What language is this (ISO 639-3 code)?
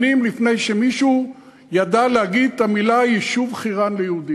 heb